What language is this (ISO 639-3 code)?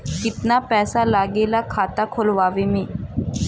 bho